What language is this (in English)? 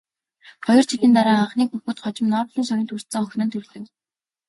Mongolian